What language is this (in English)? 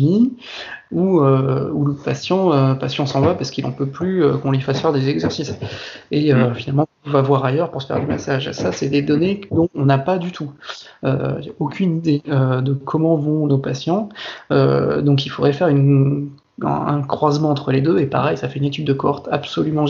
French